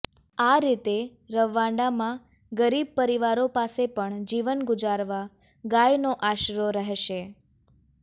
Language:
Gujarati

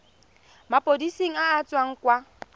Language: Tswana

